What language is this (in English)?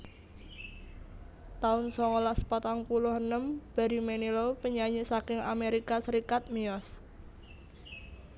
Javanese